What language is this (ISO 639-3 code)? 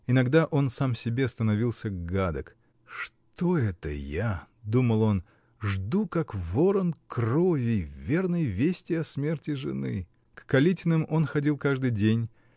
rus